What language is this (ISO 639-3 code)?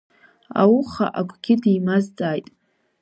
abk